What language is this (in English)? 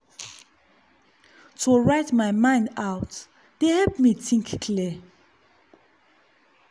Nigerian Pidgin